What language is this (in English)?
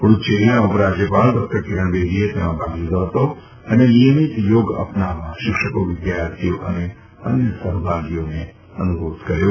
Gujarati